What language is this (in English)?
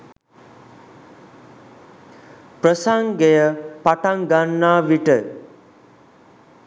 Sinhala